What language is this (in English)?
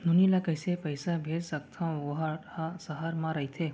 Chhattisgarhi